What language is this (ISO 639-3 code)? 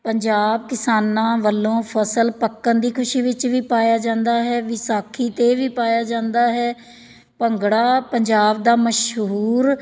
pan